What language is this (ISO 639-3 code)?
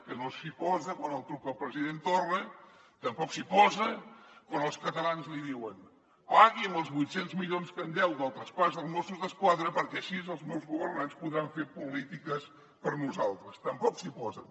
cat